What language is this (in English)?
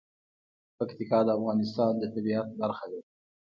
Pashto